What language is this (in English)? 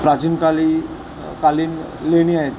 Marathi